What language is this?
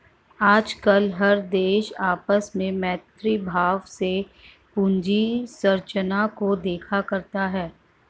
Hindi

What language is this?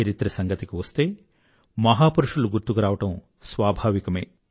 Telugu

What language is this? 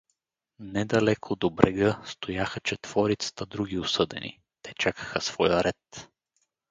Bulgarian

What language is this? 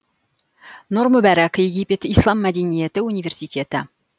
Kazakh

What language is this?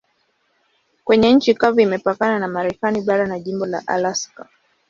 Swahili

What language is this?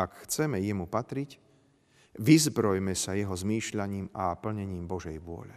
Slovak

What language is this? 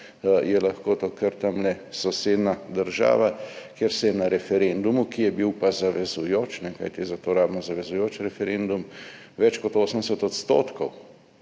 Slovenian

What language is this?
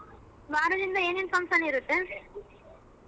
Kannada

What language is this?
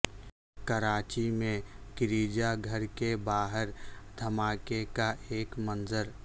Urdu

